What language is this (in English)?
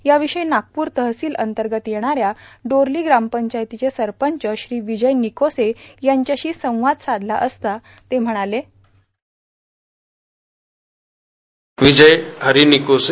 Marathi